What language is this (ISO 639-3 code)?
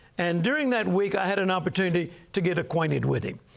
eng